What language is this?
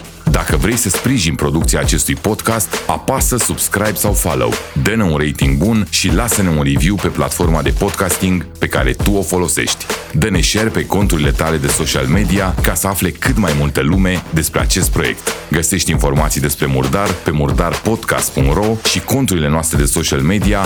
Romanian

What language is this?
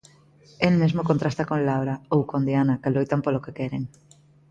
Galician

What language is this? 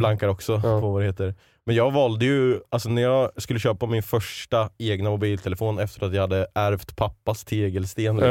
Swedish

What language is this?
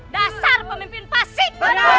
Indonesian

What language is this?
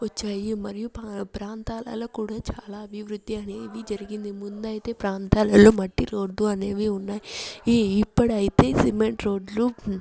Telugu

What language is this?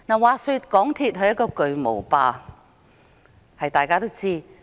Cantonese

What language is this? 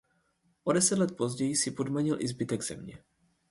Czech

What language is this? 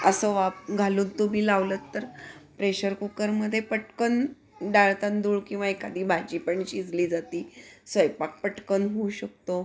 Marathi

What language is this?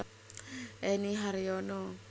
Javanese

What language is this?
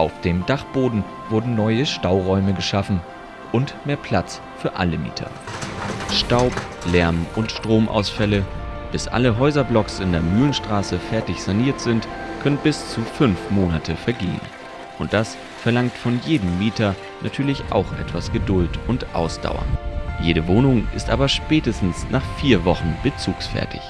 German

